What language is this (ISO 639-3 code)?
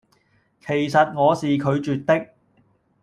yue